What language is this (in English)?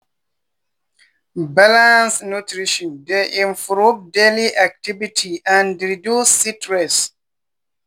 Nigerian Pidgin